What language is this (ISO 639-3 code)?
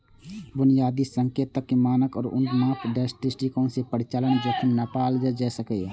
mai